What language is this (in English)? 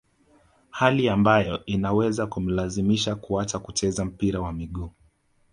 Swahili